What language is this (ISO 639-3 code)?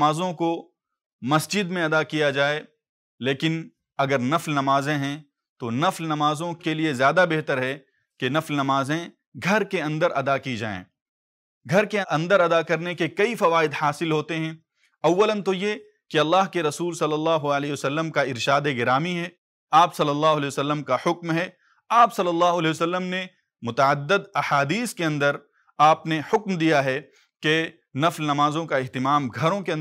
ara